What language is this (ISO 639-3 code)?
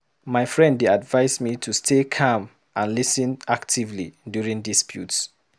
pcm